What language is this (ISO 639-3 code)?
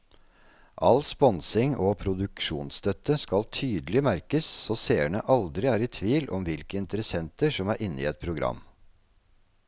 nor